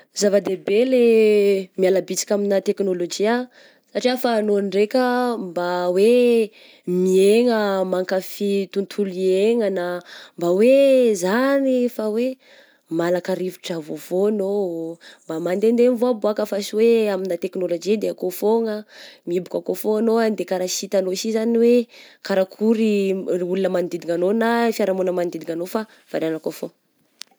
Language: Southern Betsimisaraka Malagasy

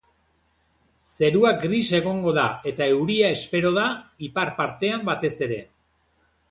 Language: Basque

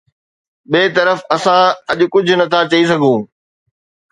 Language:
Sindhi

